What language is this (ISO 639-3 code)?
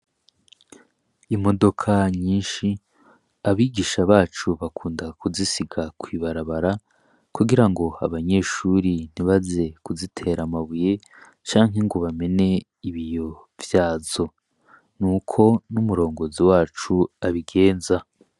run